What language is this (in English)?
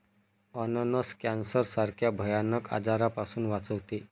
Marathi